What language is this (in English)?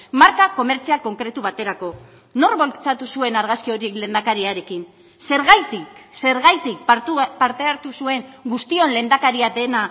Basque